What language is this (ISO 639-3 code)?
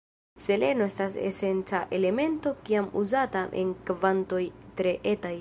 epo